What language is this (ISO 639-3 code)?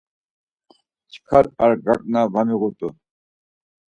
lzz